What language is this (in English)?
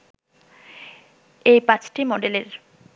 Bangla